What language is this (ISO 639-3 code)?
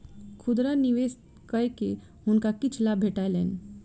mai